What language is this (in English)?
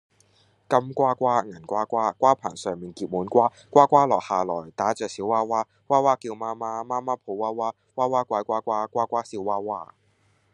Cantonese